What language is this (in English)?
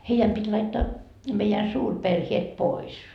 Finnish